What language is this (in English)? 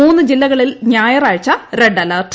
Malayalam